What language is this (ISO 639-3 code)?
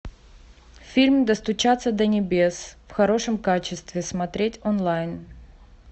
rus